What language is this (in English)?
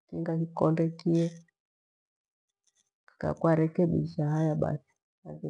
Gweno